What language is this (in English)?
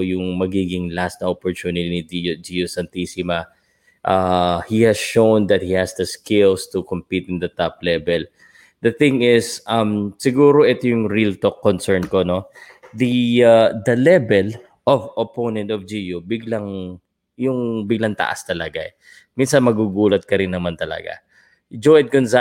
Filipino